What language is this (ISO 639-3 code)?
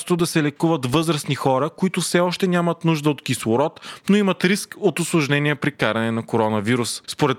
bul